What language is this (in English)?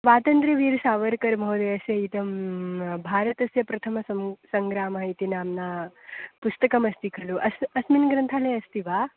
Sanskrit